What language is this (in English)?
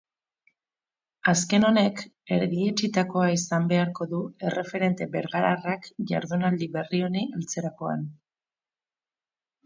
Basque